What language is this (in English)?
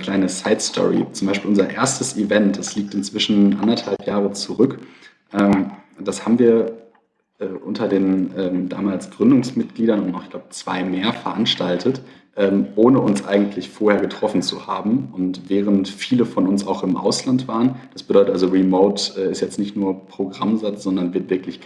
German